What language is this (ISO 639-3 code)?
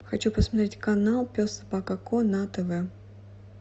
rus